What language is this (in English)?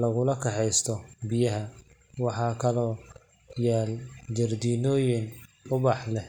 Somali